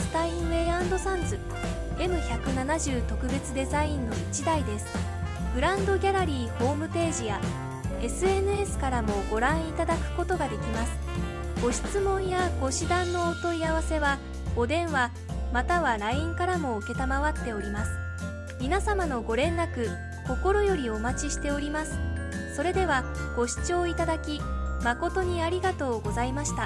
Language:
Japanese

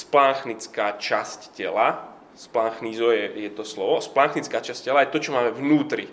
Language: Slovak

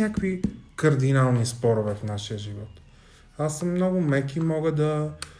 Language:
Bulgarian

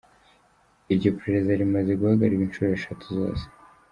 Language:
Kinyarwanda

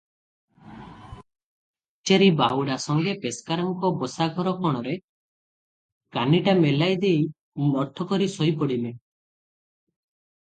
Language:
Odia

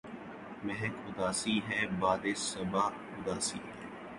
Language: Urdu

